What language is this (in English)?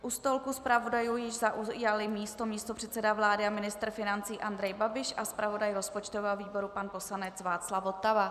Czech